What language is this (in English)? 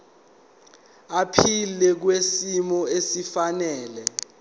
Zulu